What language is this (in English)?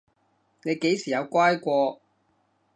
Cantonese